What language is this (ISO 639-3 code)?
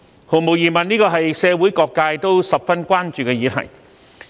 yue